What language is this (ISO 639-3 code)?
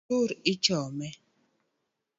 luo